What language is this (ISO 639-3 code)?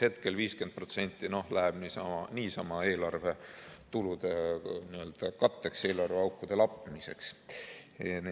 est